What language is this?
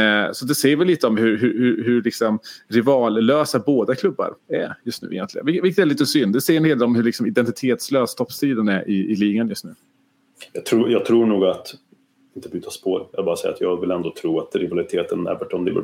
Swedish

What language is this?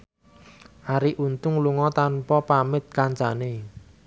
Javanese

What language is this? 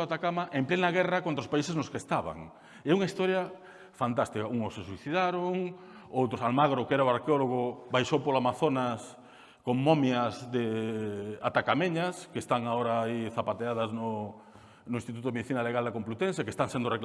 Spanish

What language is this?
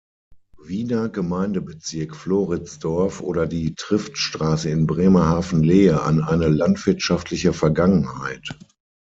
German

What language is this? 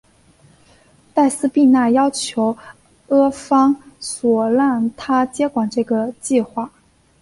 Chinese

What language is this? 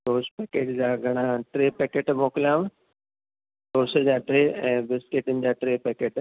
Sindhi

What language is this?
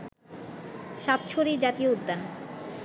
Bangla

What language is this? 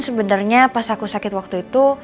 Indonesian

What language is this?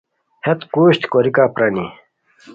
Khowar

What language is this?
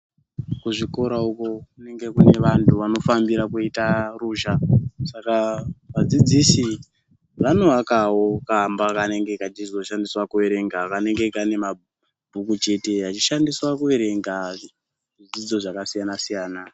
Ndau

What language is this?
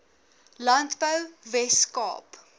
Afrikaans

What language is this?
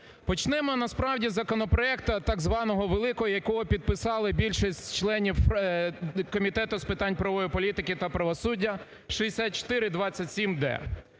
Ukrainian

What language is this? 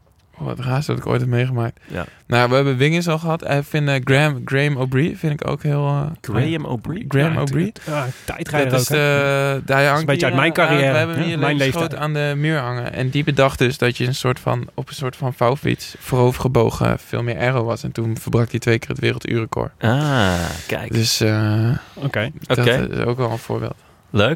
Dutch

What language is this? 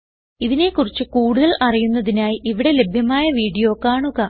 Malayalam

